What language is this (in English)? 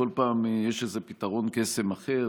Hebrew